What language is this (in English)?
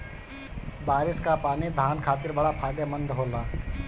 Bhojpuri